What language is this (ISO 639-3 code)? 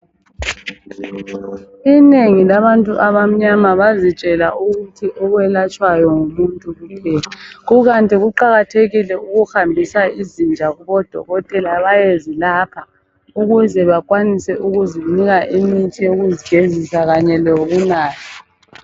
nde